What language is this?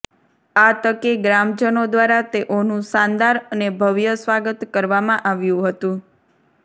Gujarati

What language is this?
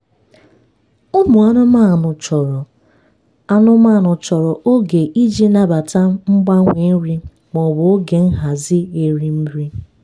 Igbo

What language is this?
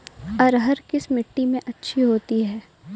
Hindi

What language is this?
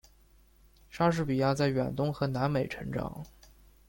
Chinese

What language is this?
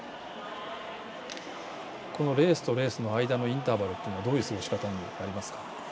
Japanese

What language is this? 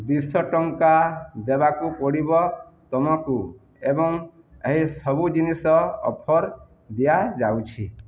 Odia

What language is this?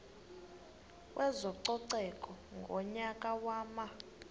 Xhosa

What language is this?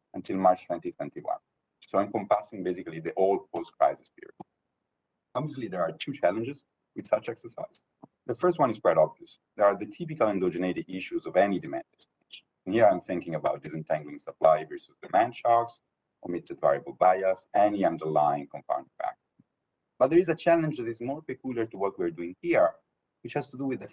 English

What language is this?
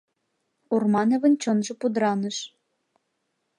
Mari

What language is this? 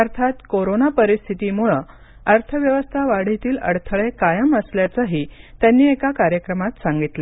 Marathi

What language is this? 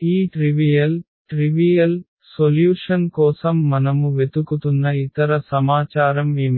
Telugu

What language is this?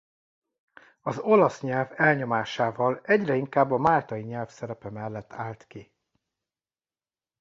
Hungarian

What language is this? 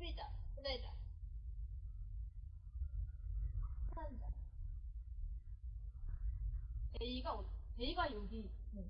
Korean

